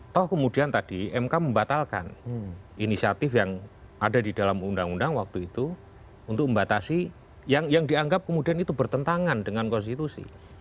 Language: Indonesian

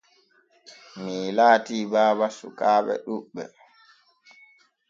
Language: Borgu Fulfulde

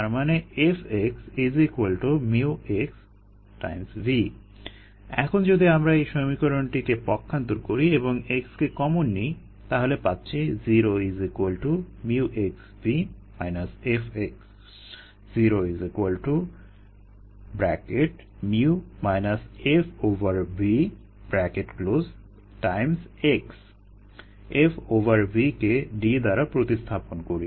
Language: Bangla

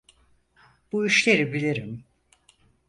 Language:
Turkish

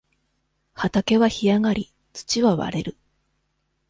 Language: Japanese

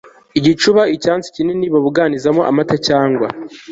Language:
Kinyarwanda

